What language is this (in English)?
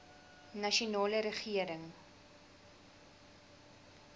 Afrikaans